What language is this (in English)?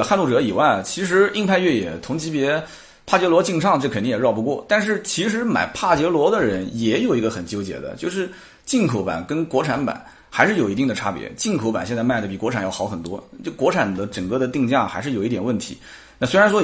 Chinese